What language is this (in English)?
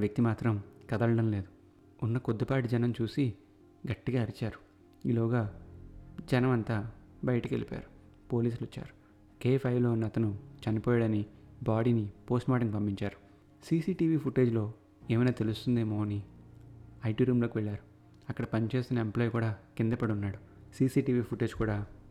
Telugu